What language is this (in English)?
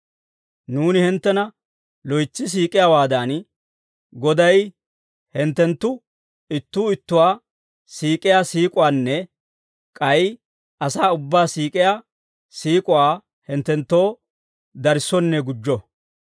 Dawro